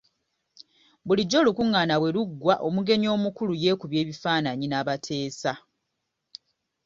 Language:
Ganda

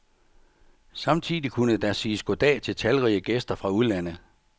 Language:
Danish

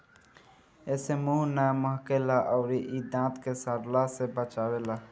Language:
Bhojpuri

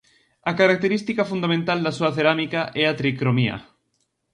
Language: Galician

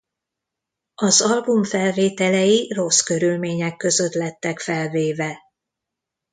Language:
Hungarian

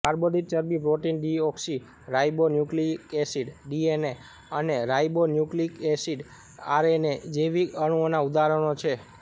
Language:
Gujarati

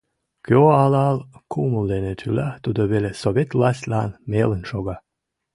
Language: Mari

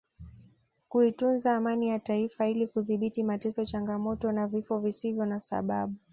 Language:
Swahili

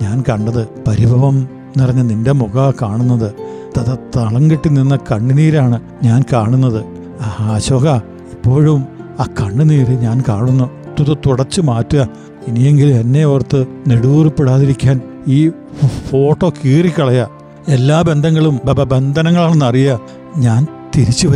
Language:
Malayalam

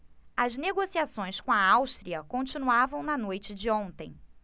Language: Portuguese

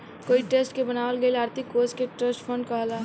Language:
Bhojpuri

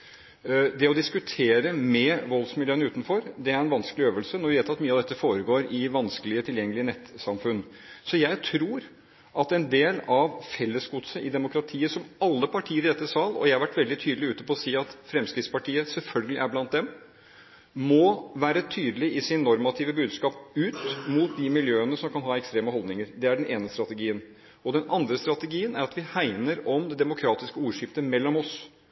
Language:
Norwegian Bokmål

